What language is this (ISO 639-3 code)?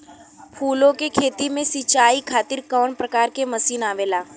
bho